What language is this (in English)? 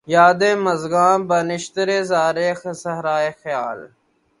Urdu